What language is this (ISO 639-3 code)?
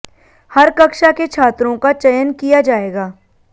hin